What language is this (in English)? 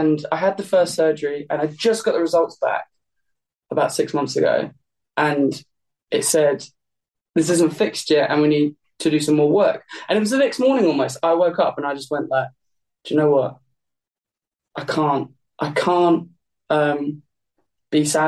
English